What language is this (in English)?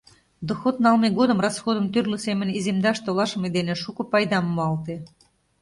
Mari